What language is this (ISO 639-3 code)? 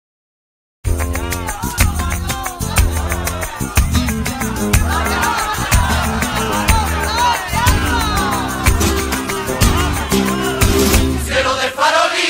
spa